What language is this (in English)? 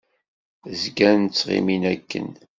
Kabyle